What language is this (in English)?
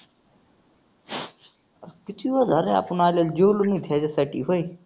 Marathi